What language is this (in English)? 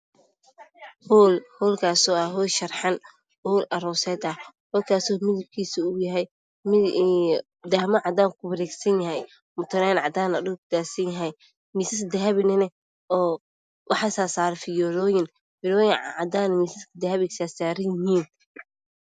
Somali